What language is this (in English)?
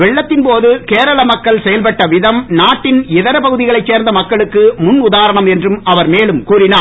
Tamil